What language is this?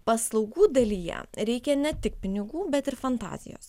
Lithuanian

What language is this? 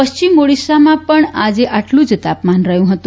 Gujarati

